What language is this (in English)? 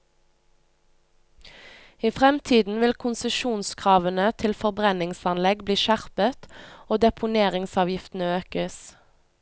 Norwegian